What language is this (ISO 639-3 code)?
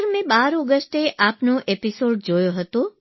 guj